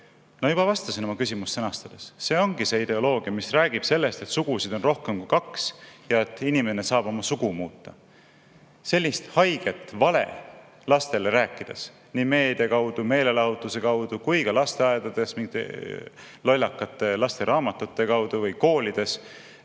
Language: Estonian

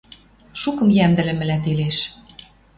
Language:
Western Mari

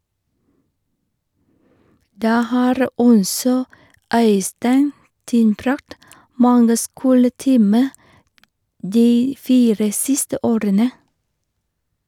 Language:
Norwegian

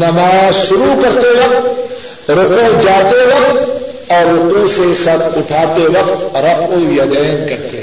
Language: Urdu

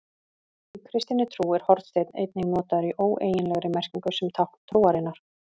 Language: Icelandic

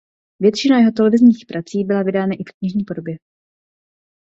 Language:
Czech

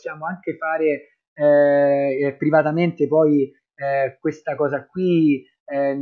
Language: Italian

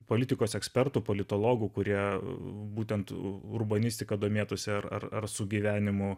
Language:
Lithuanian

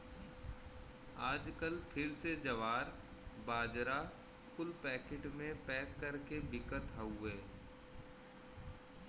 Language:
Bhojpuri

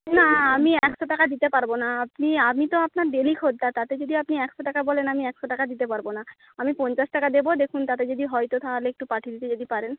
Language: Bangla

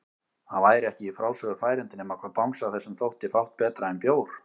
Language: Icelandic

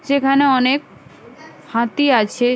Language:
Bangla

